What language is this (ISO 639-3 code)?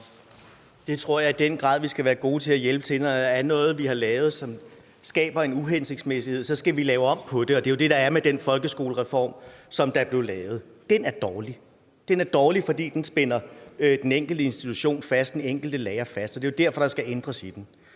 dan